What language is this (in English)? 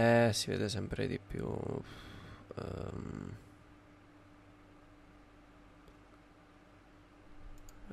Italian